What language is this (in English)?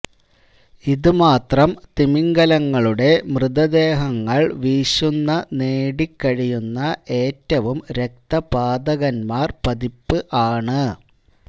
Malayalam